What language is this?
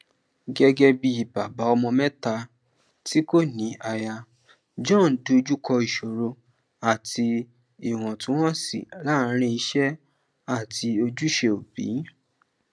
Yoruba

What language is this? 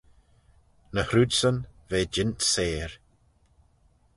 Manx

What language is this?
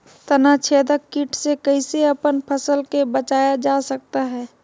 Magahi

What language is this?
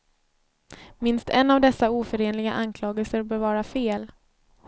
Swedish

